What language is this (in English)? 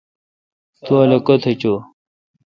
Kalkoti